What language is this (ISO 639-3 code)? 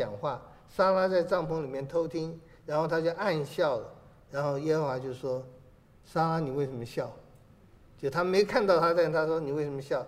zho